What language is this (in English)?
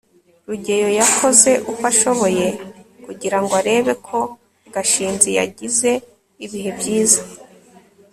Kinyarwanda